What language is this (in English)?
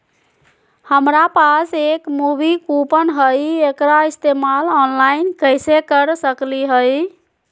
Magahi